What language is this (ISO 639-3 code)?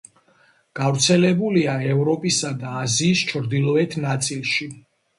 kat